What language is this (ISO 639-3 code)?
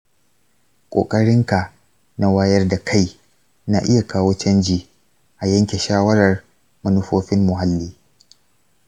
hau